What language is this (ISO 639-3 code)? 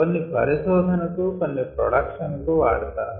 tel